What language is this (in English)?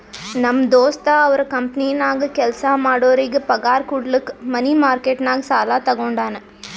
Kannada